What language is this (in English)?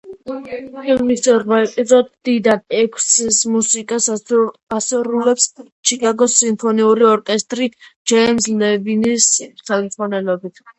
Georgian